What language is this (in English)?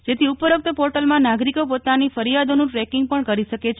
Gujarati